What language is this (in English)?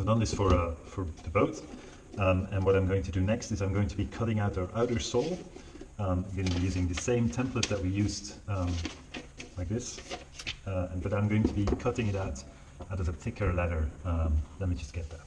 English